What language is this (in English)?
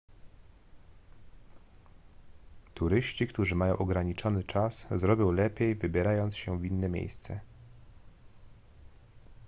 Polish